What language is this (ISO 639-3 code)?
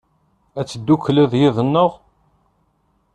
kab